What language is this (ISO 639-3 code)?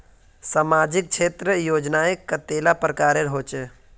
mag